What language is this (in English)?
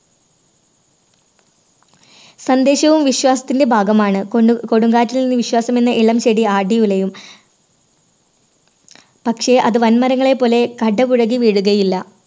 Malayalam